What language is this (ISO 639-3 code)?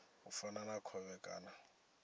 ven